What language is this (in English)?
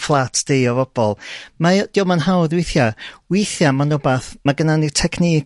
Welsh